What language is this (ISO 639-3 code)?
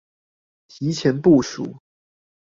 zho